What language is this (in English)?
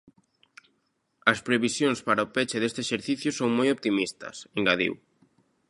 Galician